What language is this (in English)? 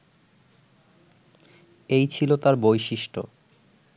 Bangla